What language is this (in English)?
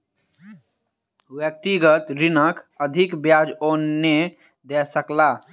Maithili